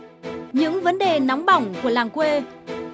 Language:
Vietnamese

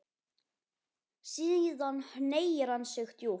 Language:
Icelandic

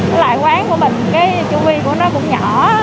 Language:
Vietnamese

